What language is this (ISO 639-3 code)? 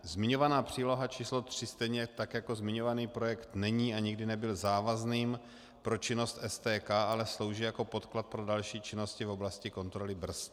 ces